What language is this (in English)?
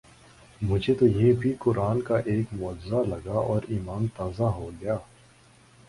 Urdu